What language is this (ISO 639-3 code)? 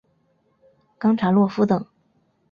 zho